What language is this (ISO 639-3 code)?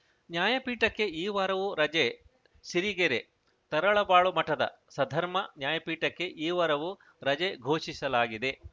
kan